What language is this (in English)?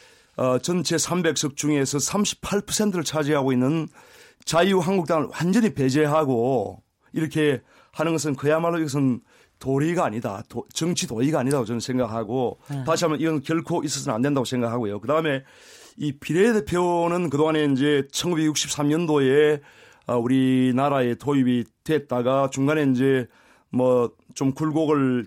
Korean